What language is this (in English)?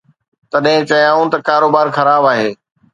Sindhi